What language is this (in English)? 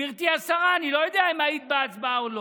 Hebrew